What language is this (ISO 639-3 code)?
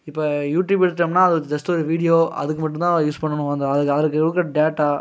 tam